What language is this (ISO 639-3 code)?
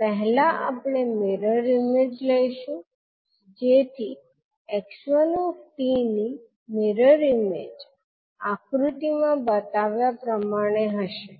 guj